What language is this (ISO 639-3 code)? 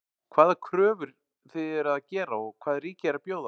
isl